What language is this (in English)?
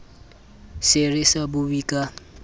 Southern Sotho